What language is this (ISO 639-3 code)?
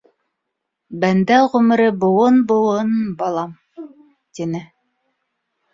bak